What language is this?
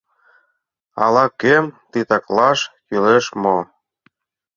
Mari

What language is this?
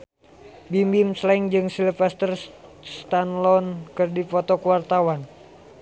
Sundanese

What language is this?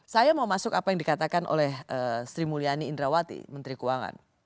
Indonesian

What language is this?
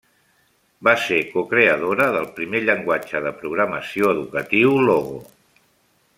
Catalan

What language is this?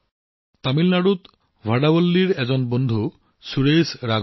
Assamese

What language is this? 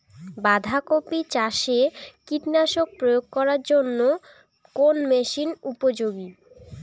Bangla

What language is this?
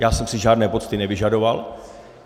Czech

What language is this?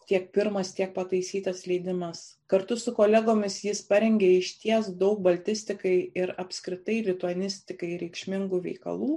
Lithuanian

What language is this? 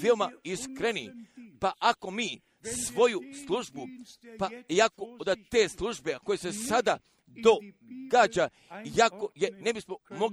Croatian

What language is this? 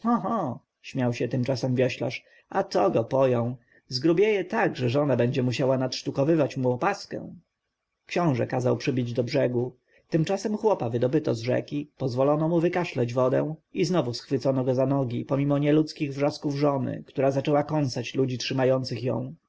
Polish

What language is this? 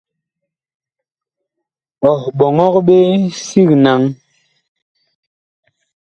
Bakoko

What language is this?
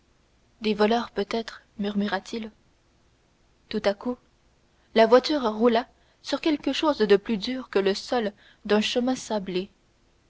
French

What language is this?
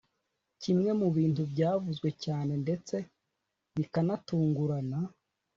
Kinyarwanda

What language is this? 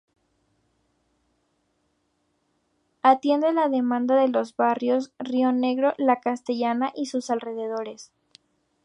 Spanish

